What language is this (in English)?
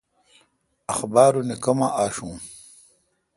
Kalkoti